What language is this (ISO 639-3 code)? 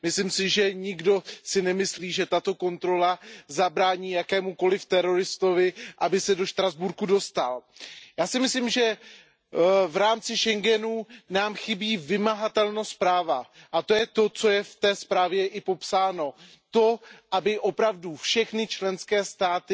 ces